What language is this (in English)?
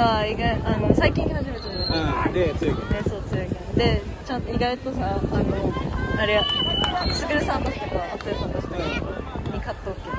Japanese